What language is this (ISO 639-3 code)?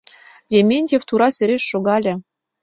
chm